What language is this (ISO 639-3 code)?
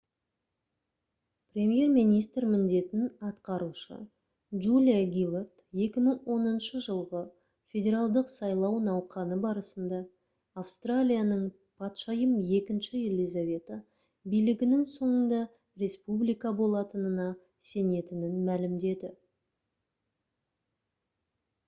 kaz